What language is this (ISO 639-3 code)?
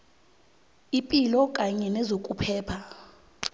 nbl